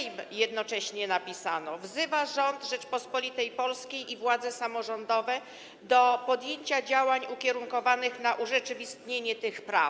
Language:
Polish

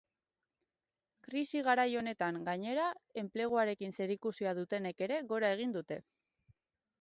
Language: Basque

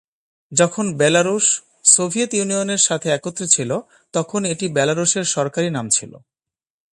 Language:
Bangla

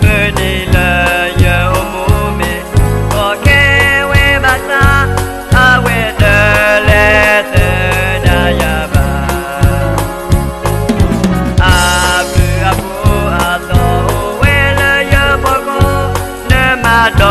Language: Thai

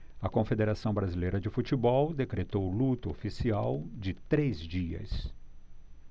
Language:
Portuguese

